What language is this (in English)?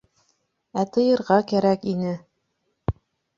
Bashkir